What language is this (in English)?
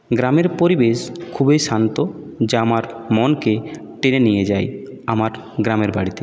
Bangla